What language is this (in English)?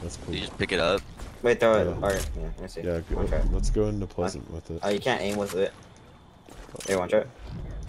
English